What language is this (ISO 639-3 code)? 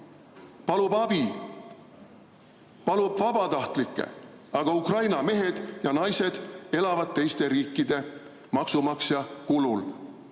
est